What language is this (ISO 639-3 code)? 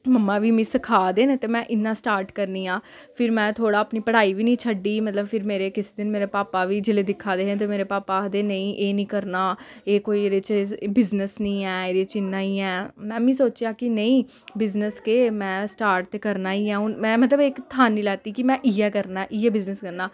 doi